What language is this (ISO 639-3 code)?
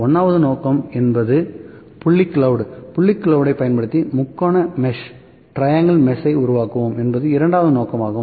tam